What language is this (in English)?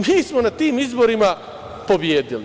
Serbian